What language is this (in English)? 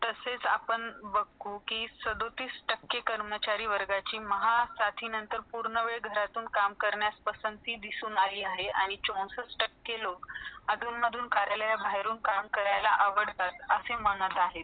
Marathi